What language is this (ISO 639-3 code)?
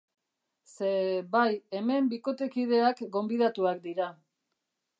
eus